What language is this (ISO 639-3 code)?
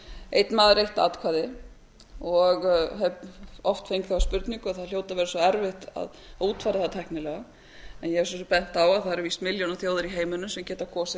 isl